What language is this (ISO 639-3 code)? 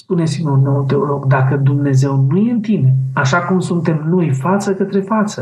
ron